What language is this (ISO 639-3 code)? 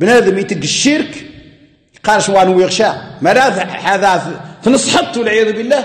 ara